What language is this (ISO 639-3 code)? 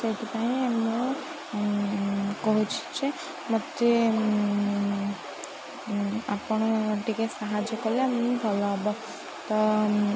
ori